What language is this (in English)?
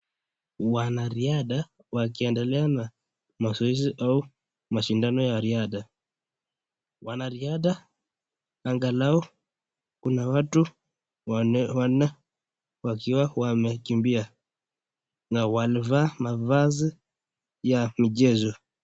Swahili